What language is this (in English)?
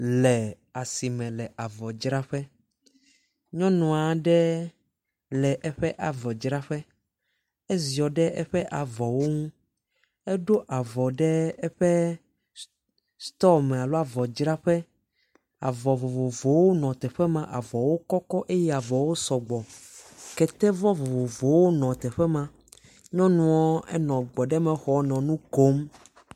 Ewe